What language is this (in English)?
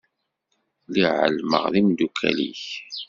Kabyle